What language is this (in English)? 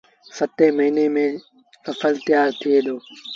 Sindhi Bhil